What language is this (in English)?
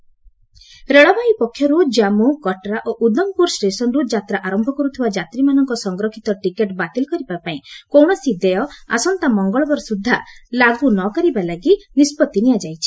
Odia